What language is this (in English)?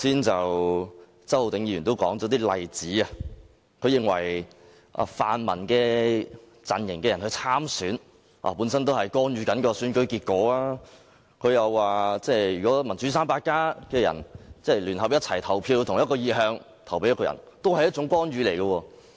Cantonese